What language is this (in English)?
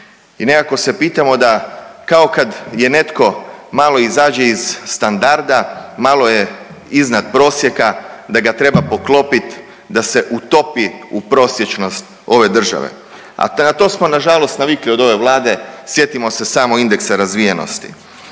Croatian